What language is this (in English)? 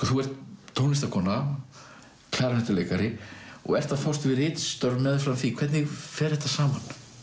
Icelandic